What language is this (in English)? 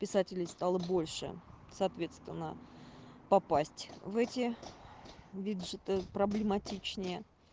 Russian